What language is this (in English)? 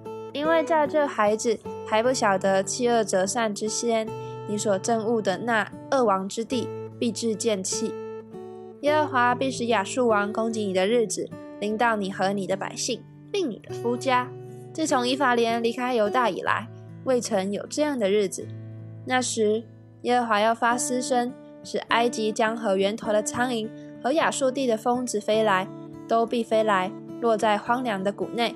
Chinese